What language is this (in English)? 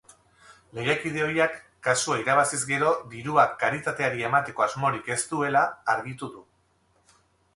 Basque